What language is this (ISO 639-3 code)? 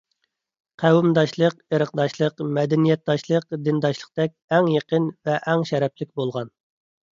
uig